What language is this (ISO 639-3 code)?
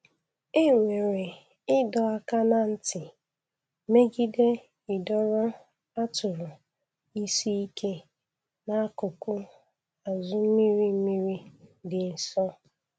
ibo